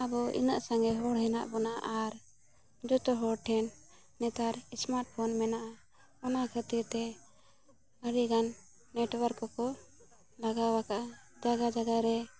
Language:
Santali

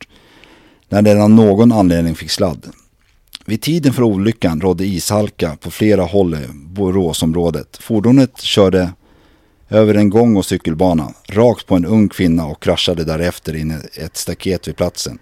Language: Swedish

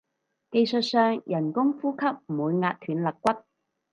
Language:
Cantonese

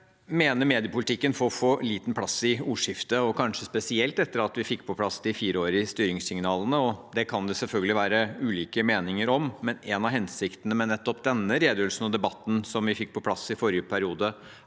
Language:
Norwegian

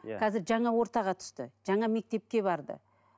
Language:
Kazakh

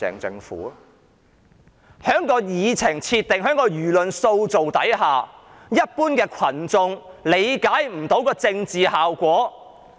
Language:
Cantonese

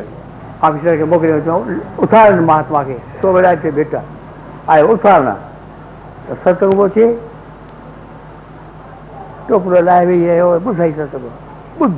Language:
Hindi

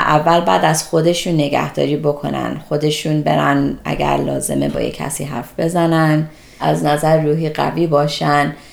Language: Persian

